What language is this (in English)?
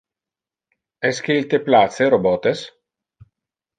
Interlingua